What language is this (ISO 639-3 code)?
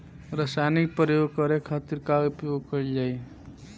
bho